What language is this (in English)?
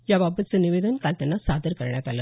Marathi